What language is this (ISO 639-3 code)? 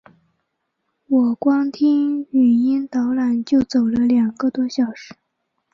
zho